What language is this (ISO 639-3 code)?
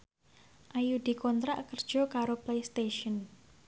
jav